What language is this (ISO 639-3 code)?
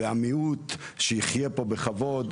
heb